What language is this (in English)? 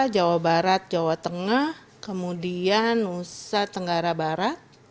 Indonesian